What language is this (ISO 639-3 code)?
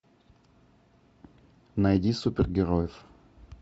rus